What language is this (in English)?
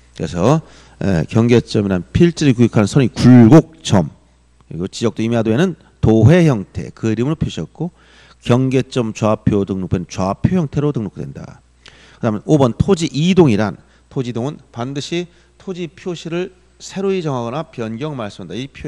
Korean